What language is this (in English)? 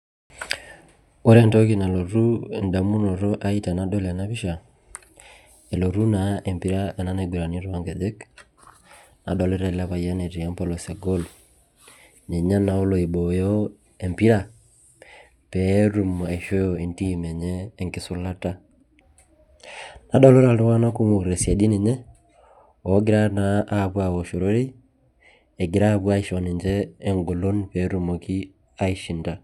Masai